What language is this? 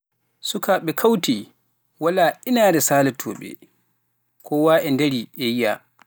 Pular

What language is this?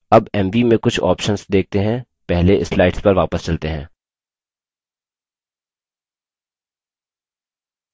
Hindi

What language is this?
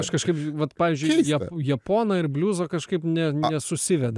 Lithuanian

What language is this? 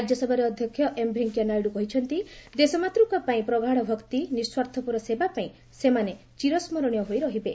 Odia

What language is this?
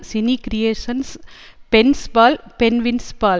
Tamil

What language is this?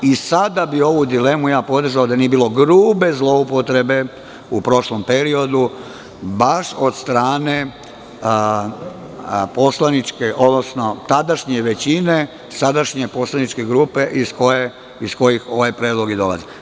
Serbian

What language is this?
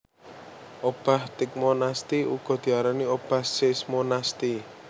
Javanese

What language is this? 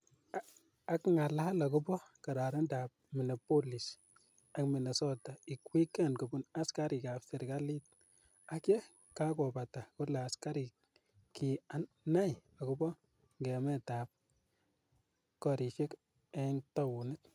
Kalenjin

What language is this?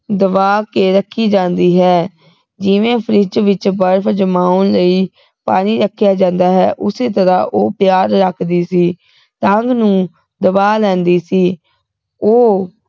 Punjabi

